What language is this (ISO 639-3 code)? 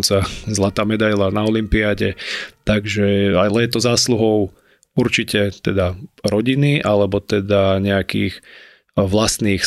slk